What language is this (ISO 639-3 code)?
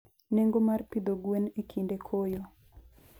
luo